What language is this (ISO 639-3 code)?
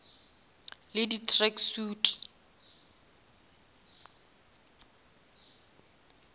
nso